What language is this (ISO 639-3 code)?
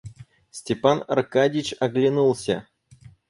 rus